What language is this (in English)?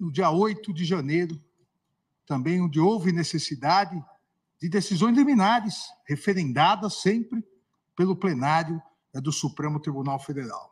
Portuguese